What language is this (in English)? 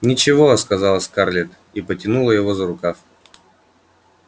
Russian